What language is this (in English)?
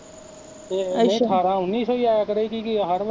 Punjabi